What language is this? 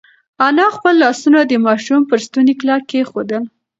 Pashto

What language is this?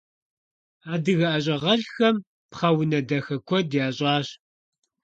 Kabardian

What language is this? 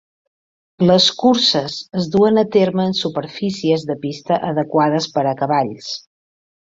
Catalan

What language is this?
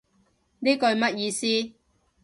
Cantonese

